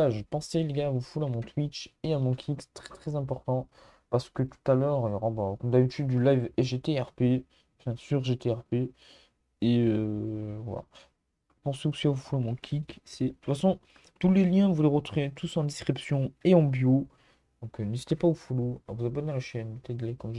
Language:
French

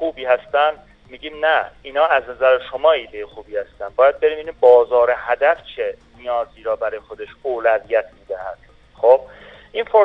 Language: Persian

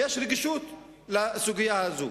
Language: Hebrew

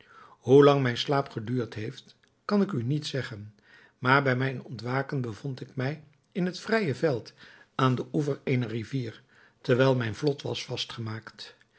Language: Dutch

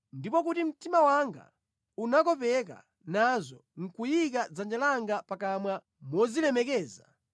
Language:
Nyanja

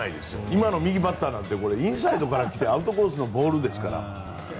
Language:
Japanese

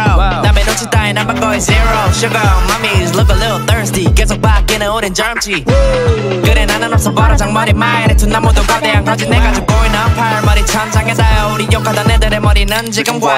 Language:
Korean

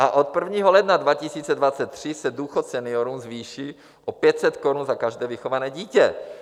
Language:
Czech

